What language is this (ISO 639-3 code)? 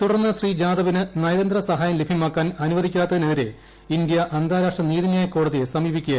mal